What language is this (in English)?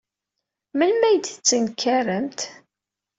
Kabyle